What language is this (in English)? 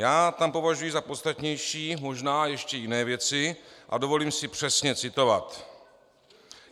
Czech